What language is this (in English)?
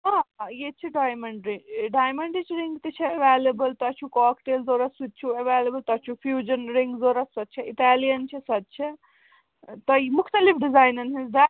Kashmiri